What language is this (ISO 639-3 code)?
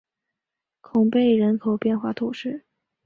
zho